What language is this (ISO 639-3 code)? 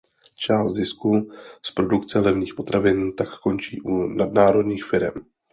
ces